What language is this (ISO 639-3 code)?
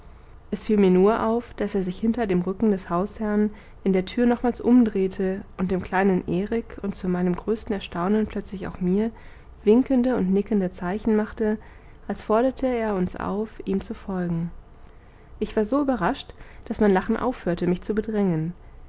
deu